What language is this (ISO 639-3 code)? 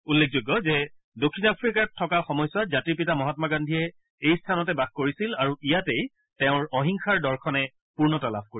asm